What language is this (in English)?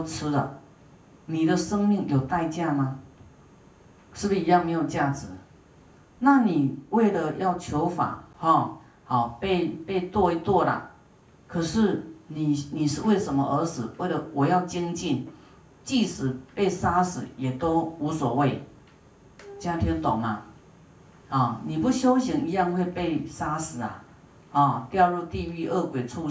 Chinese